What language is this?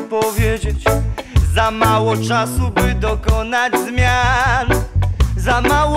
Polish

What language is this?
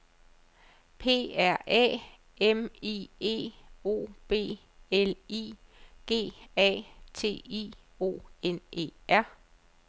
Danish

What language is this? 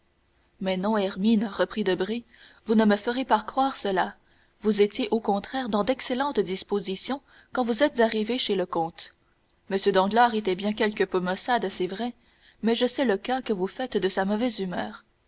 French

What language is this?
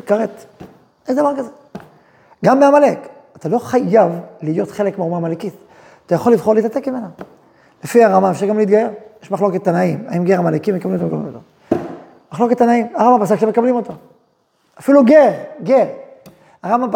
Hebrew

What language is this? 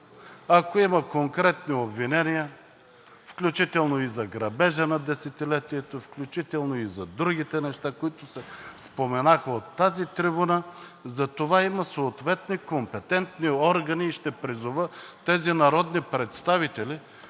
Bulgarian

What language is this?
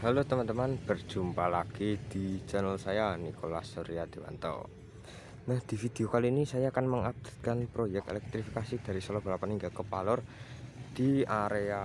Indonesian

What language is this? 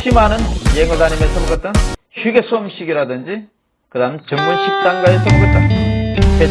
Korean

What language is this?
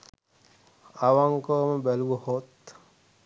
Sinhala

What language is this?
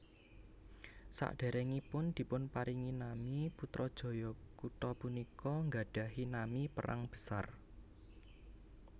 Javanese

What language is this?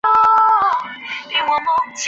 Chinese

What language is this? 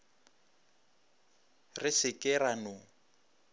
Northern Sotho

